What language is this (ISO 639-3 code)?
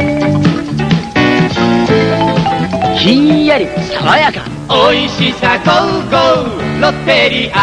jpn